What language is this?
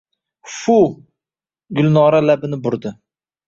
Uzbek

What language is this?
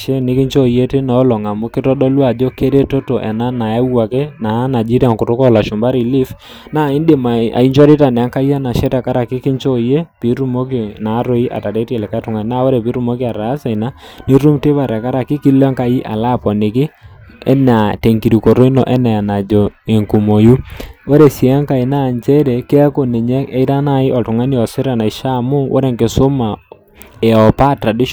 Masai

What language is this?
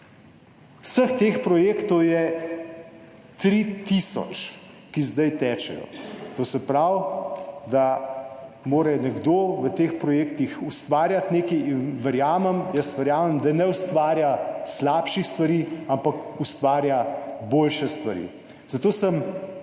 Slovenian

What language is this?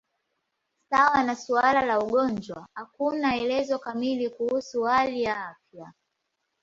Swahili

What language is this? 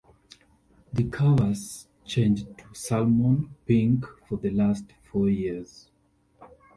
English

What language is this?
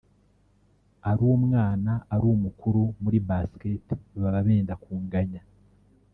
Kinyarwanda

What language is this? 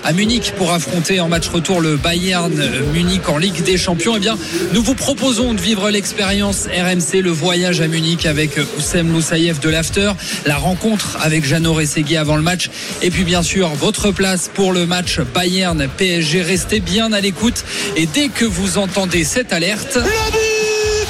French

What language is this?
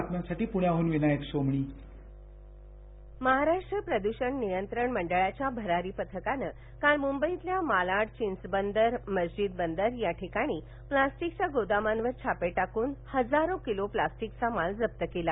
Marathi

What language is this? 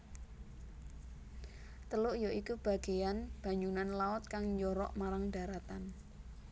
Javanese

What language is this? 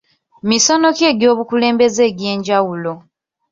Ganda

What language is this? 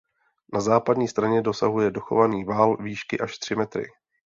Czech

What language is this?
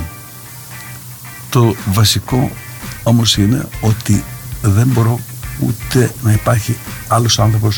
Greek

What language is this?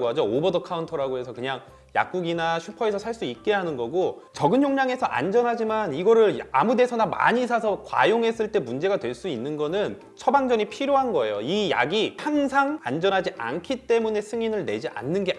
Korean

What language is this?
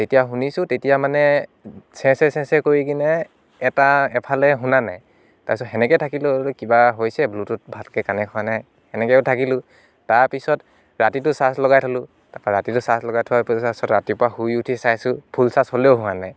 Assamese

